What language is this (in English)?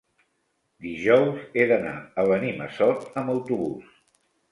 Catalan